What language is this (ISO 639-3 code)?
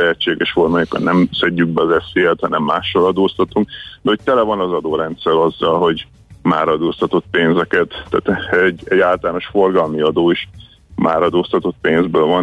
hun